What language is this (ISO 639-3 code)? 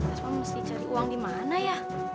ind